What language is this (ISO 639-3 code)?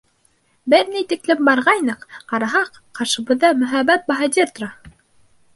bak